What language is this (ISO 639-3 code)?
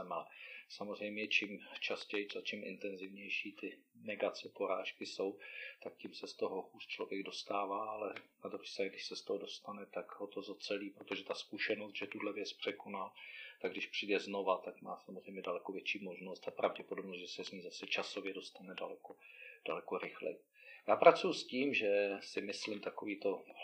ces